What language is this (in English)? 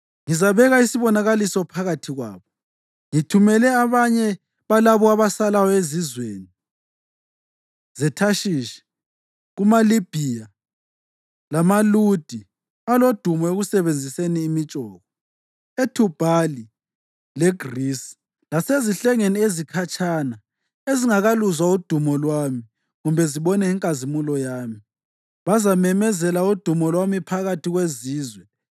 North Ndebele